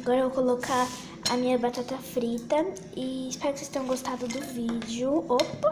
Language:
Portuguese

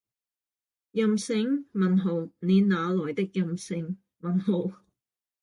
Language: Cantonese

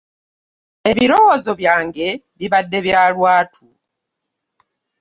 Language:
Ganda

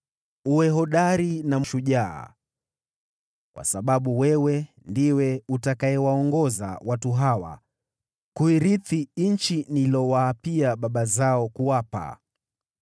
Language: Swahili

